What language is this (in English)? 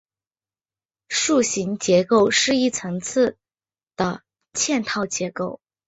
Chinese